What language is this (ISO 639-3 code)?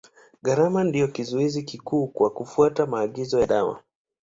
swa